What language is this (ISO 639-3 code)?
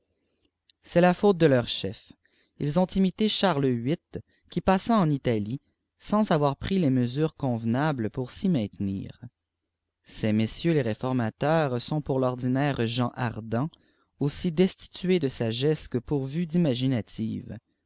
fra